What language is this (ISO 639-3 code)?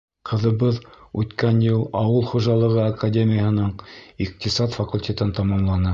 bak